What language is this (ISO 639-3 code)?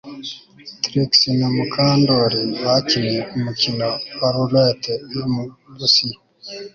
kin